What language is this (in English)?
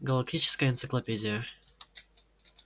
Russian